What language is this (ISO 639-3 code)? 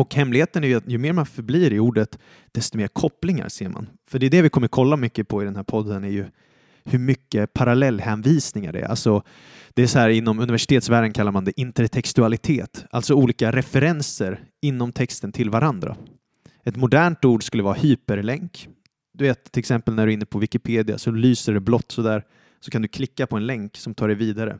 swe